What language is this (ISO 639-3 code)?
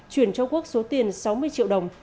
vie